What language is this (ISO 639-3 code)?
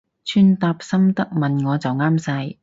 yue